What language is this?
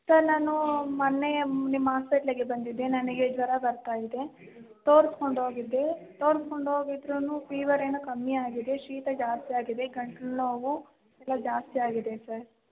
Kannada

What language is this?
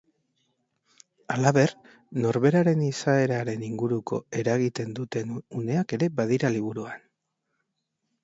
Basque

